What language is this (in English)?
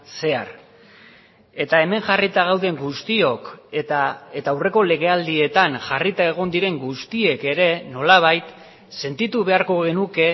Basque